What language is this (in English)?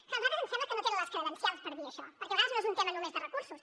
Catalan